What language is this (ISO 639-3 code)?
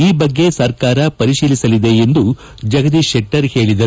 kan